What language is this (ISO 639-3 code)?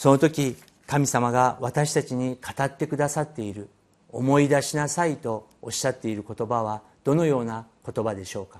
jpn